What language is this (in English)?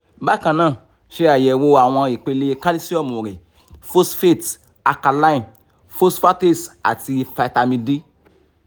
Yoruba